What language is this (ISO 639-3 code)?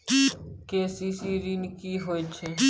mai